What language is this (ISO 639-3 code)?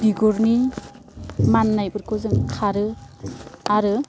brx